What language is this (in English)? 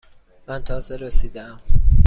Persian